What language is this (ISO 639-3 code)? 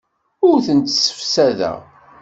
kab